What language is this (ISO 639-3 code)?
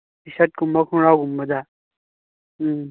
mni